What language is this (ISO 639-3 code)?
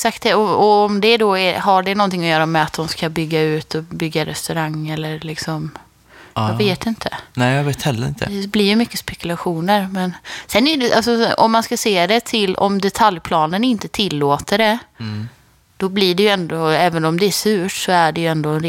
swe